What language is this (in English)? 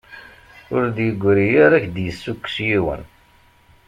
Kabyle